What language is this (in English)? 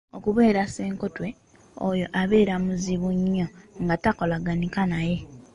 Ganda